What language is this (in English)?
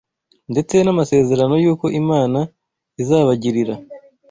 Kinyarwanda